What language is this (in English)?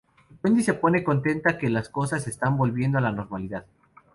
Spanish